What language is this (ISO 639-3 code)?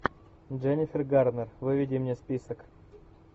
rus